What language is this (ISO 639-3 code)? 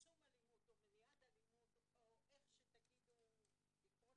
heb